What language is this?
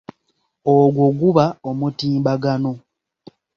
Ganda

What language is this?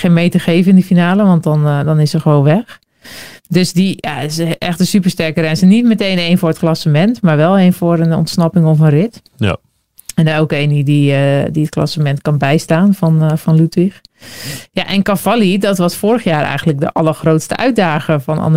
Dutch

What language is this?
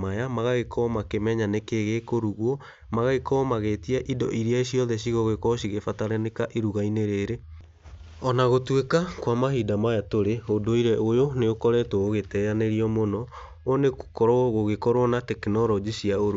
Kikuyu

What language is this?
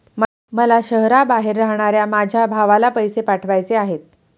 Marathi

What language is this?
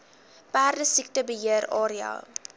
Afrikaans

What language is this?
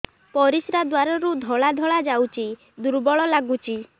Odia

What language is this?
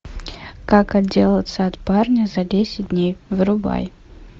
Russian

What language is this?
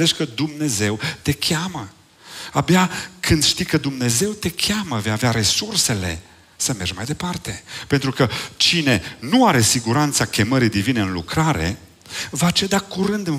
Romanian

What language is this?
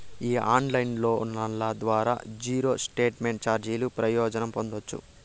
Telugu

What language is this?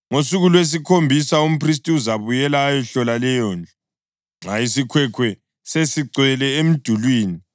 North Ndebele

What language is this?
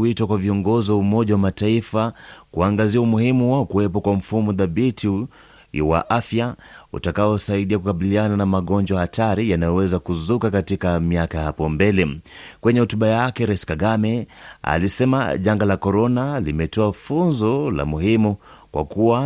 Swahili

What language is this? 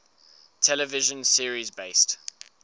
English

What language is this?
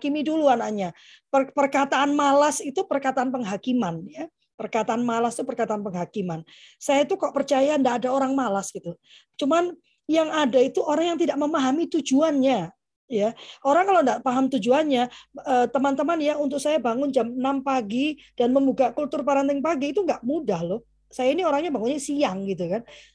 Indonesian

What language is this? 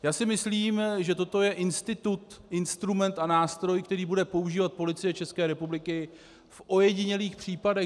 Czech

